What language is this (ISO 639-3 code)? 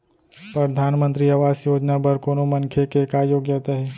hne